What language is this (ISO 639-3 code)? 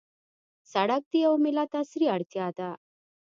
pus